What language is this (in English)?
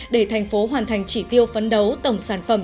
Vietnamese